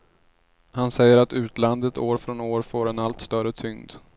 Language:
Swedish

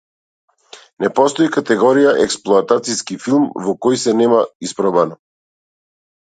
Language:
Macedonian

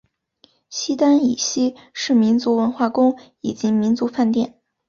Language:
Chinese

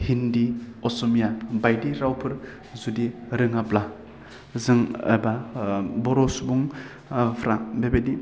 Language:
Bodo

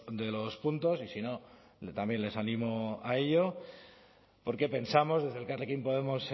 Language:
Spanish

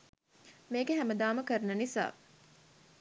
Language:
Sinhala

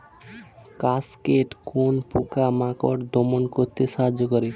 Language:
Bangla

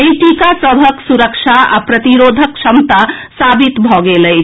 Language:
Maithili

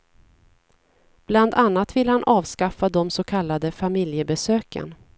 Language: Swedish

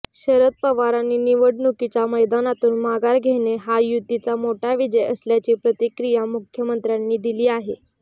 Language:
Marathi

